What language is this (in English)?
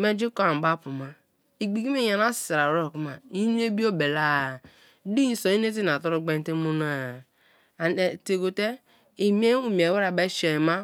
Kalabari